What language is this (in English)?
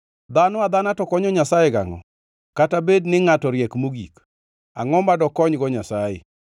Luo (Kenya and Tanzania)